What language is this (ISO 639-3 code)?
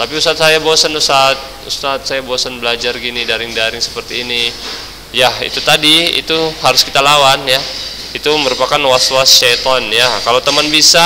ind